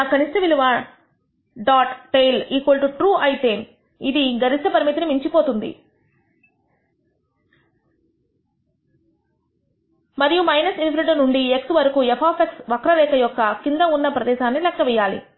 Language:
Telugu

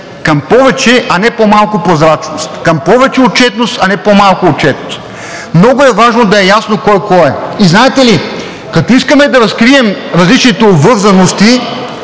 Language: Bulgarian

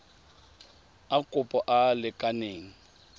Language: Tswana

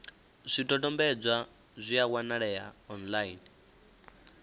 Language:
Venda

